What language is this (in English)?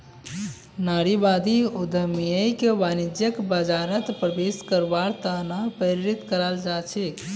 Magahi